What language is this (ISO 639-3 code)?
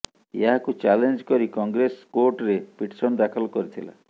ori